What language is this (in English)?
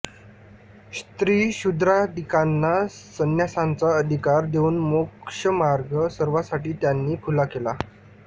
Marathi